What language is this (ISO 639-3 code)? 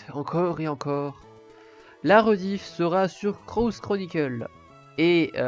fra